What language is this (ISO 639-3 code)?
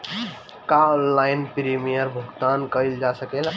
bho